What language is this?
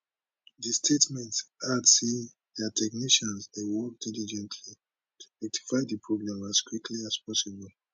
Nigerian Pidgin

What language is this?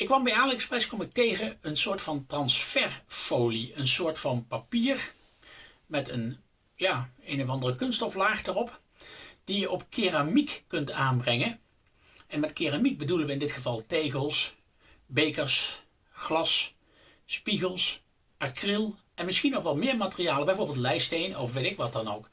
Dutch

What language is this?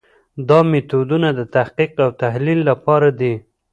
Pashto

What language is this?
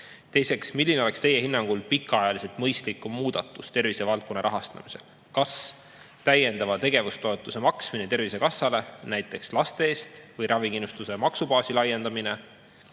Estonian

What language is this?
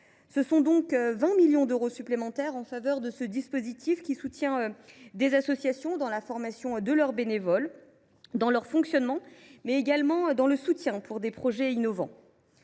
French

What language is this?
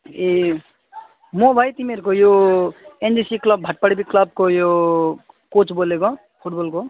Nepali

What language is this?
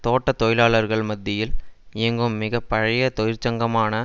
Tamil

